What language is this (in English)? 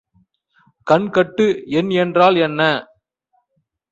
Tamil